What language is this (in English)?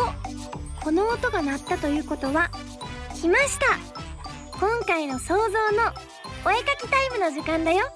Japanese